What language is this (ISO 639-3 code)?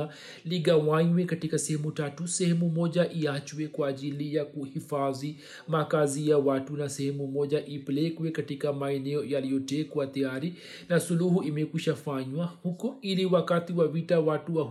swa